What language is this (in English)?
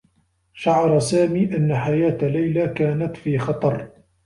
Arabic